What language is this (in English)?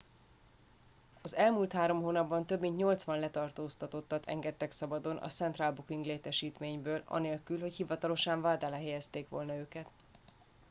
Hungarian